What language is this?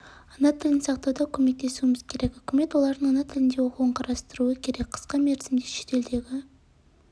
Kazakh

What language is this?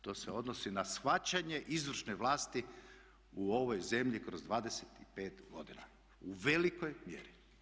Croatian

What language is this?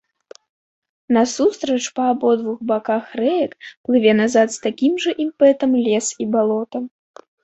Belarusian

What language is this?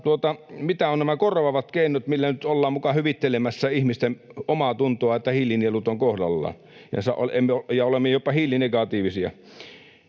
Finnish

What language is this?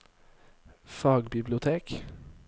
Norwegian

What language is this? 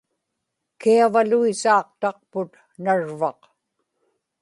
Inupiaq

